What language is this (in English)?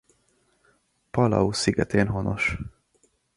Hungarian